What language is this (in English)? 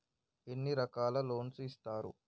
Telugu